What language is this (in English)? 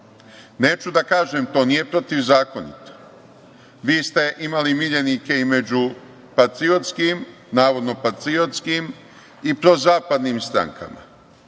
Serbian